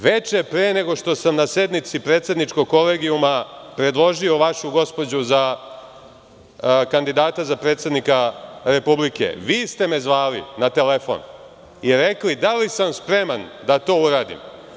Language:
Serbian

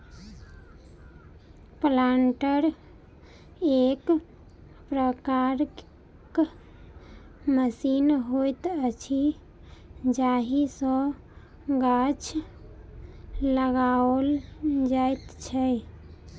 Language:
Maithili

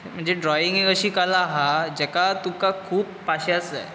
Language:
Konkani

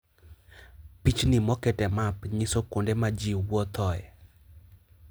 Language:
Luo (Kenya and Tanzania)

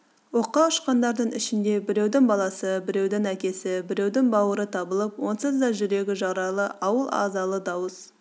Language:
Kazakh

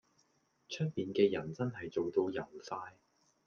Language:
Cantonese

